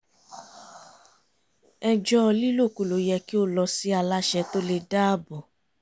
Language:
Yoruba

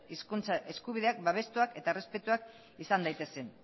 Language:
Basque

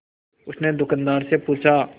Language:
Hindi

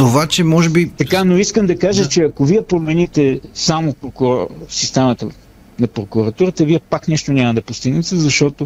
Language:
Bulgarian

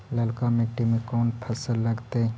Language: Magahi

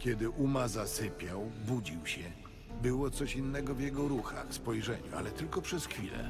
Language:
Polish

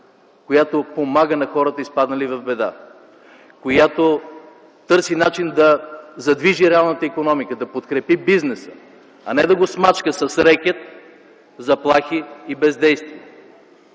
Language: Bulgarian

